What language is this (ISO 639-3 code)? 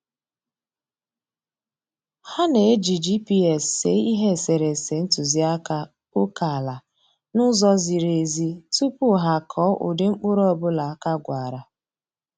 ibo